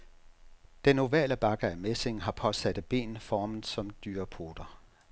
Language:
Danish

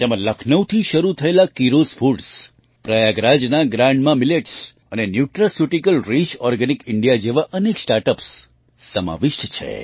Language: Gujarati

